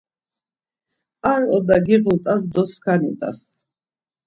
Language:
Laz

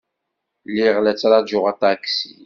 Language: Kabyle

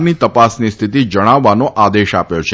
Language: Gujarati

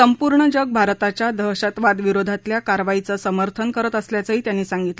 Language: Marathi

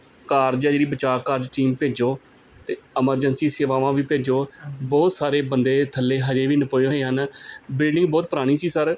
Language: Punjabi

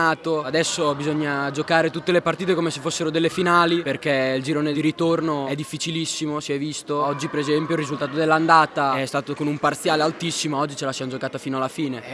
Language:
Italian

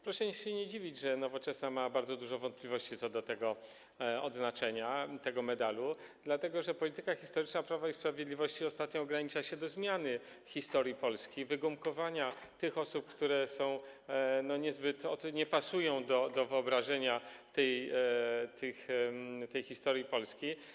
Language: Polish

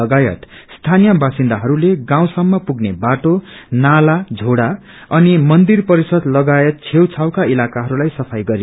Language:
Nepali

